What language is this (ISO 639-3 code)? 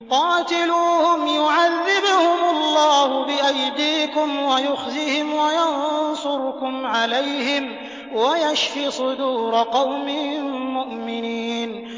ara